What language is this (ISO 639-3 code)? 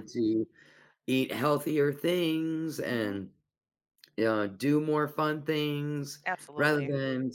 eng